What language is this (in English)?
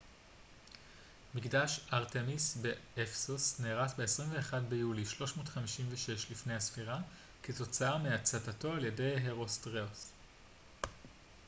Hebrew